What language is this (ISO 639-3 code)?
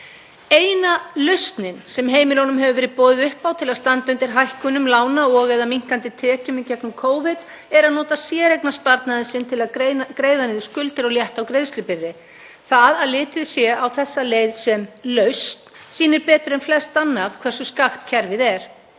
isl